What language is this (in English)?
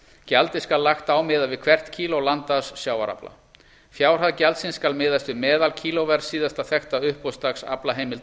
Icelandic